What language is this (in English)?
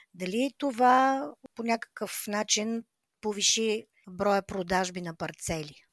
Bulgarian